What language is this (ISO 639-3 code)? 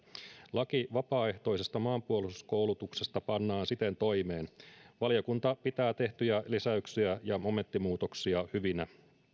fin